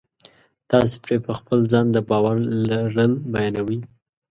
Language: Pashto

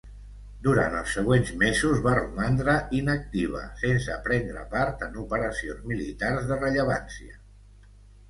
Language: Catalan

